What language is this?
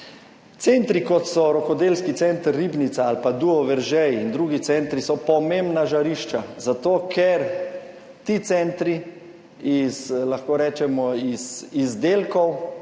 Slovenian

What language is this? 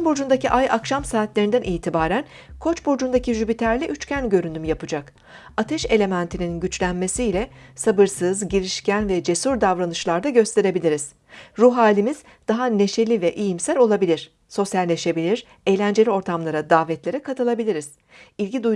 Turkish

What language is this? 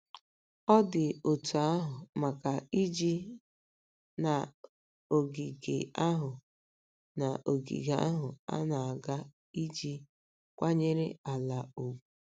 Igbo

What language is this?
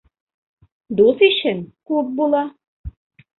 Bashkir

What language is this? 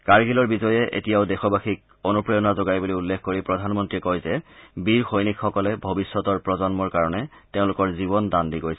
Assamese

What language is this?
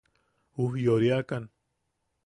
Yaqui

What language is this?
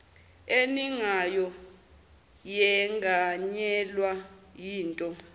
Zulu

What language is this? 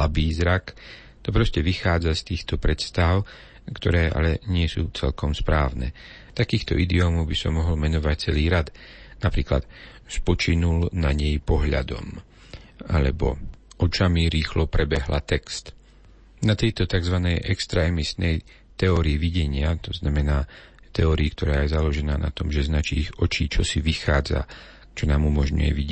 Slovak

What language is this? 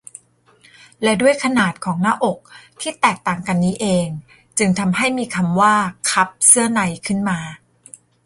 Thai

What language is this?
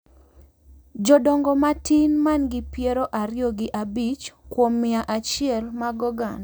Luo (Kenya and Tanzania)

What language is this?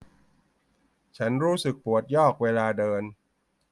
Thai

